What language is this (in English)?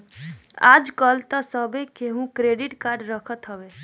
Bhojpuri